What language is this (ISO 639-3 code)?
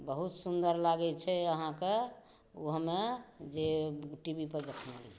mai